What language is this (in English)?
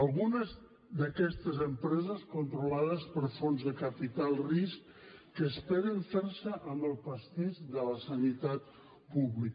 Catalan